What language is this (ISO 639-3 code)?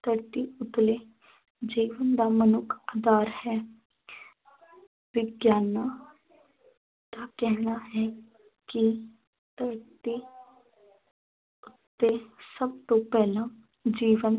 pan